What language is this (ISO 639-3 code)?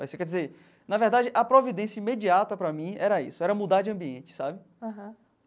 por